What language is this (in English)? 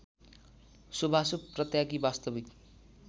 Nepali